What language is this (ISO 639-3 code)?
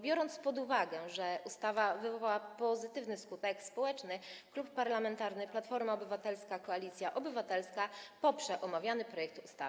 pol